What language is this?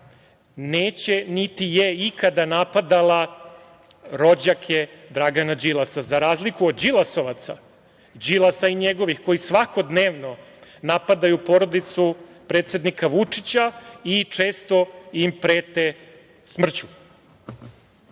Serbian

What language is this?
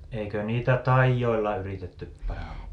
Finnish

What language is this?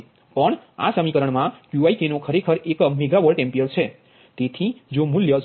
Gujarati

